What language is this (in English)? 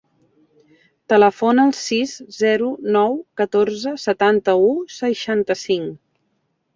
Catalan